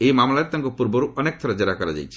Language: Odia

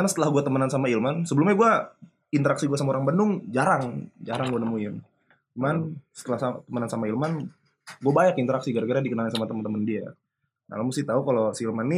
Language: Indonesian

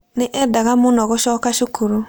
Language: Kikuyu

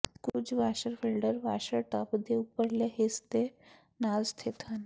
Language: Punjabi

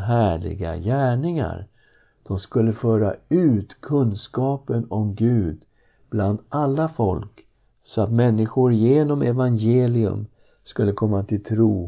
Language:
Swedish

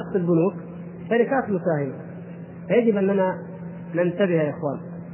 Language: Arabic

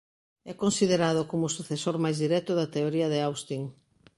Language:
Galician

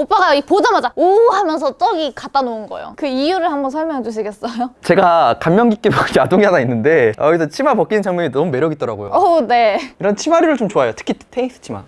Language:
Korean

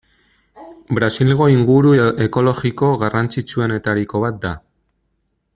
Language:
Basque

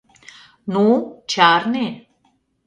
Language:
Mari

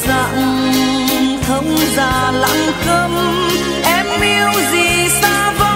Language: Vietnamese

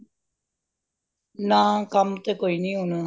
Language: Punjabi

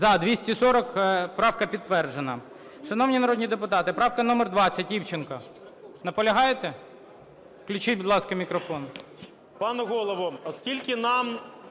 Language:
Ukrainian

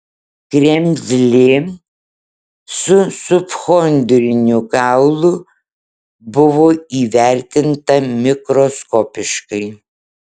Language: Lithuanian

